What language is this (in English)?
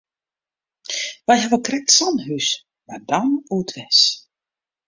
Western Frisian